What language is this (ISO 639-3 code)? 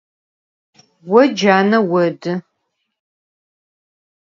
ady